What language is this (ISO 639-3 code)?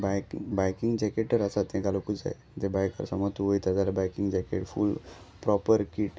kok